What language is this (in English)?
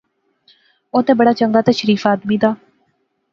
Pahari-Potwari